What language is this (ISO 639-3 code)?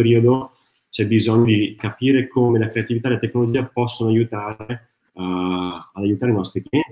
ita